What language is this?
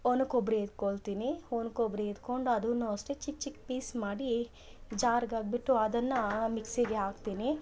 Kannada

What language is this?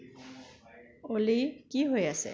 Assamese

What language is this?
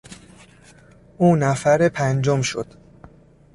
Persian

